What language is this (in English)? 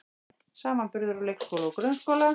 Icelandic